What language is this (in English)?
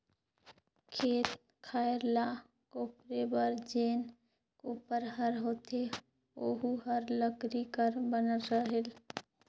Chhattisgarhi